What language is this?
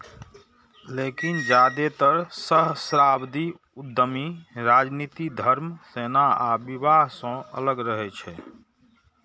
Maithili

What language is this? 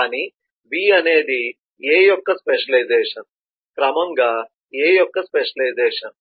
Telugu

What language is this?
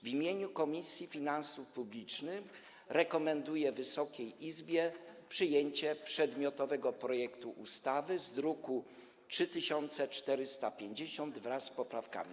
Polish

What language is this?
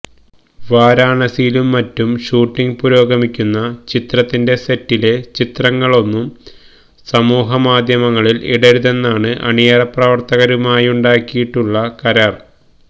Malayalam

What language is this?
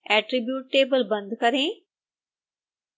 Hindi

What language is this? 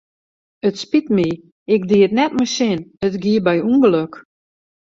Western Frisian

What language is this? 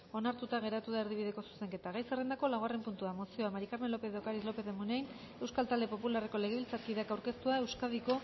Basque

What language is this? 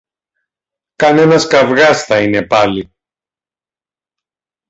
Greek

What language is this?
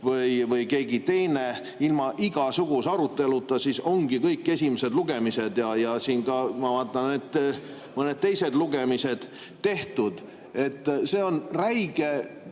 Estonian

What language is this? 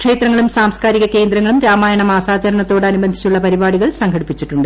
Malayalam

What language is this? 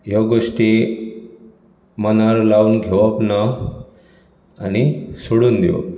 Konkani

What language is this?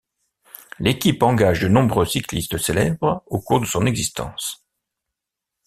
French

